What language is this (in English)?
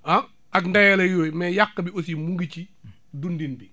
Wolof